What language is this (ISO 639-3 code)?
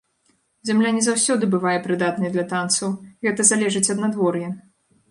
bel